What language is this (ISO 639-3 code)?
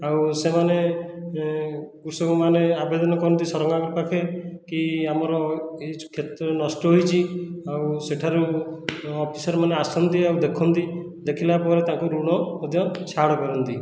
ori